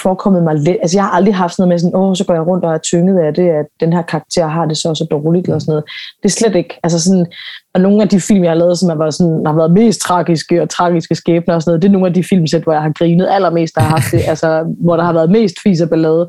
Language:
Danish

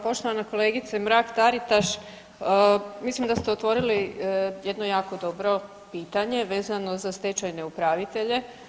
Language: Croatian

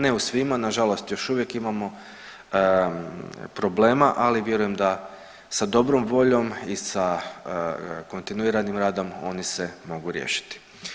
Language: Croatian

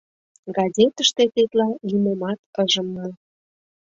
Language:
Mari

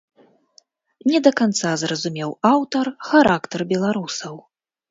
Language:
Belarusian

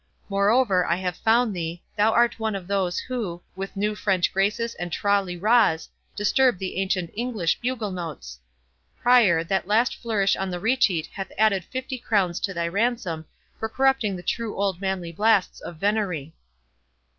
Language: English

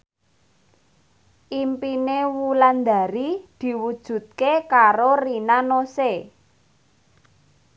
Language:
Javanese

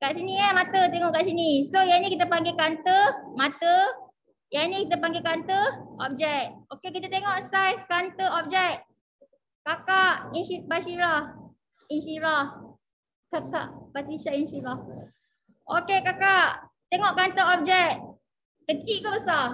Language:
Malay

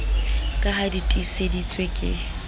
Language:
Southern Sotho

